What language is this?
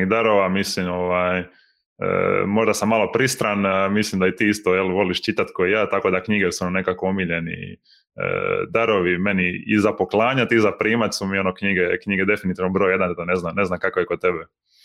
Croatian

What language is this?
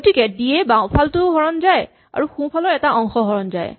Assamese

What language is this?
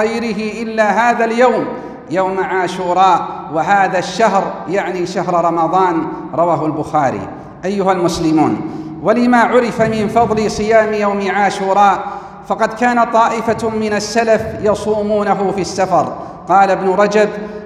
Arabic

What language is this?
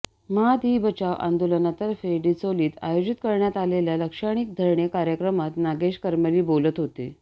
Marathi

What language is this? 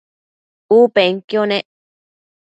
Matsés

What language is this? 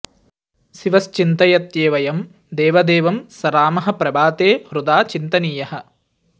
Sanskrit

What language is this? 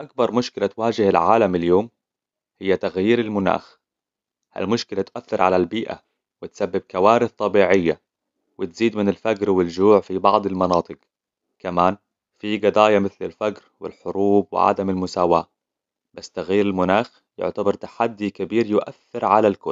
Hijazi Arabic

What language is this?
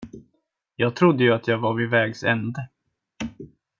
Swedish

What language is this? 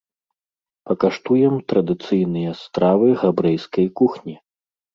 Belarusian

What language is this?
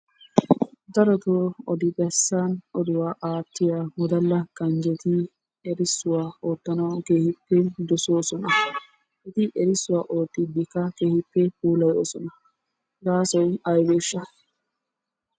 Wolaytta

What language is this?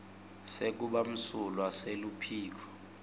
Swati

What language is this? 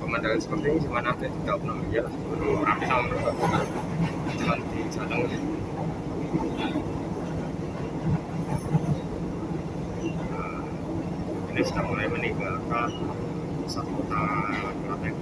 Indonesian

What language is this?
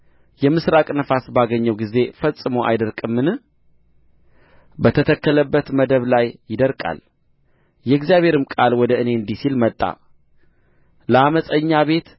Amharic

